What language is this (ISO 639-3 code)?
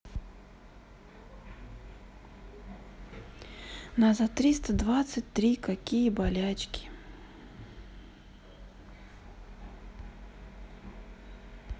rus